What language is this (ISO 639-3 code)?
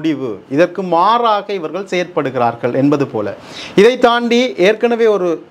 tam